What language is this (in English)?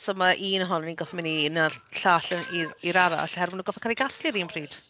Welsh